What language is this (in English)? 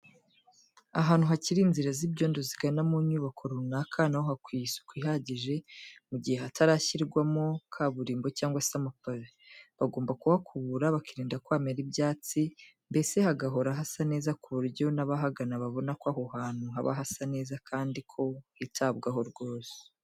Kinyarwanda